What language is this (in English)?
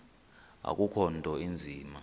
Xhosa